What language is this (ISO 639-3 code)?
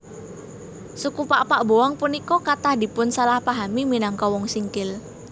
jav